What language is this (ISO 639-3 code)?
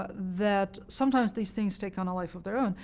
eng